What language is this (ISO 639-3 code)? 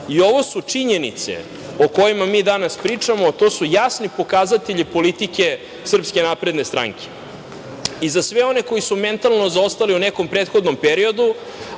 srp